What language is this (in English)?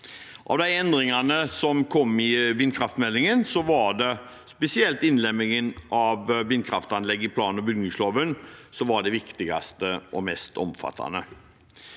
Norwegian